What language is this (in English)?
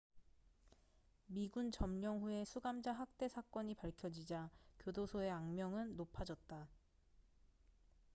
Korean